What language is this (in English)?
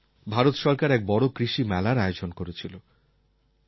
Bangla